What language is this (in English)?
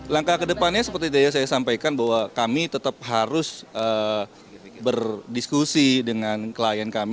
Indonesian